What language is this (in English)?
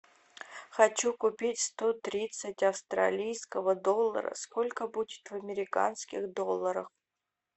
Russian